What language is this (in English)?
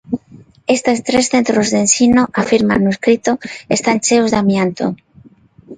Galician